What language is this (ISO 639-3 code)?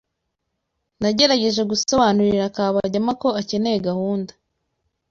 kin